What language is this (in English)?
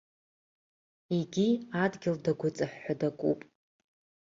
Abkhazian